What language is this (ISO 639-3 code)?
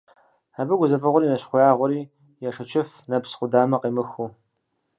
kbd